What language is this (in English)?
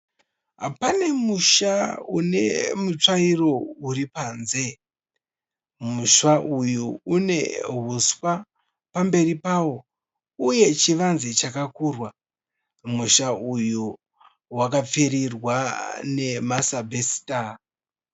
Shona